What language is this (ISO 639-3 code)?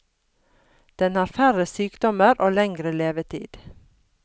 nor